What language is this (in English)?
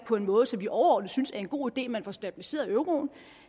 Danish